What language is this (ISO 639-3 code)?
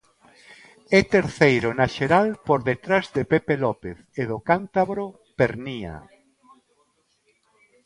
glg